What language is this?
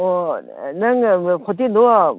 Manipuri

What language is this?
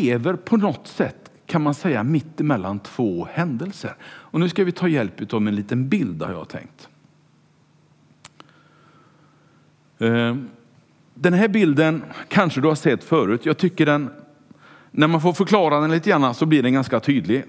Swedish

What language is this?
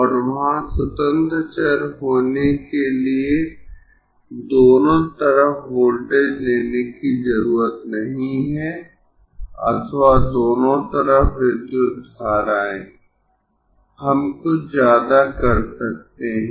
Hindi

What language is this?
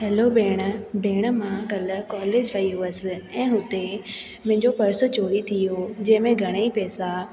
Sindhi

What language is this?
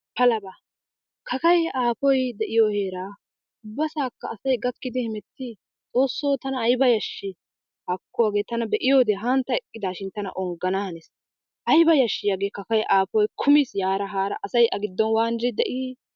Wolaytta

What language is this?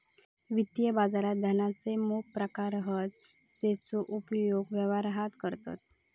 Marathi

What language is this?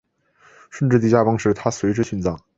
Chinese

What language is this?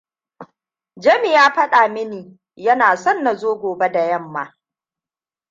Hausa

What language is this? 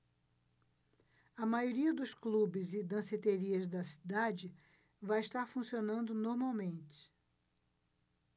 Portuguese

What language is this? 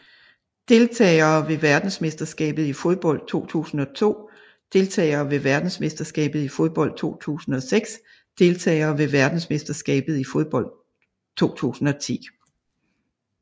Danish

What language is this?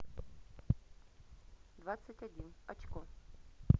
Russian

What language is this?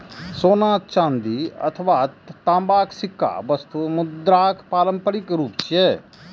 Maithili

